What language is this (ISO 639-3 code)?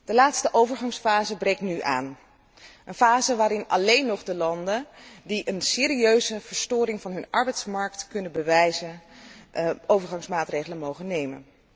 nld